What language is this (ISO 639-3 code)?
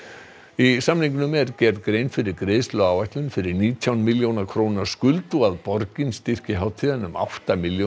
isl